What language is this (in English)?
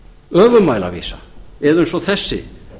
Icelandic